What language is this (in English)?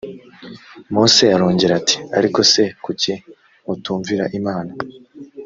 Kinyarwanda